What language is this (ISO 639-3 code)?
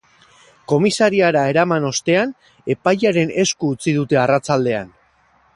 eus